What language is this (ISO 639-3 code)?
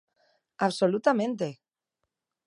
glg